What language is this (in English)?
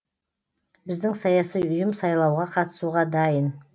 Kazakh